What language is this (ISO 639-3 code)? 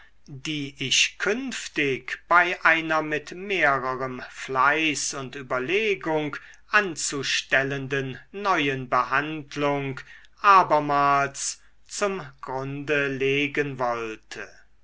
deu